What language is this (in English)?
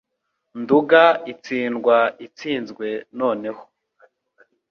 Kinyarwanda